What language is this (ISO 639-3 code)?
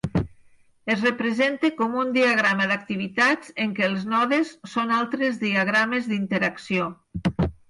cat